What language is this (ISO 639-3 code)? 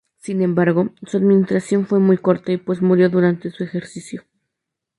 spa